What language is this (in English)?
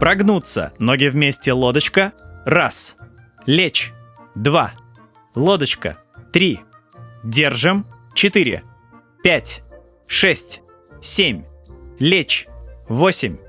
Russian